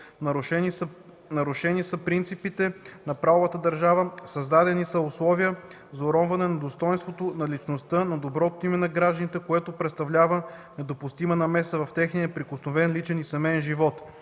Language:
Bulgarian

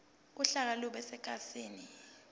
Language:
Zulu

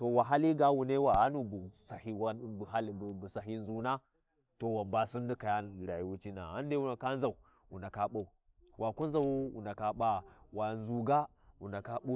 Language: Warji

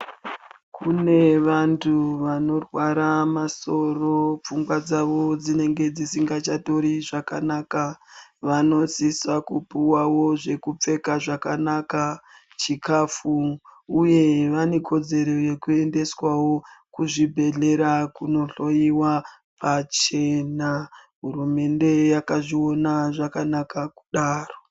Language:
Ndau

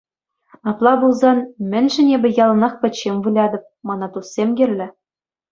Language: Chuvash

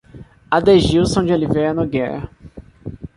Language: Portuguese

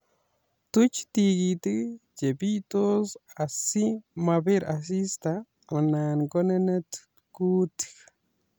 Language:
Kalenjin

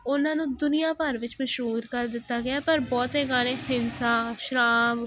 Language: Punjabi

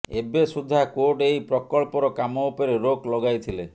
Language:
Odia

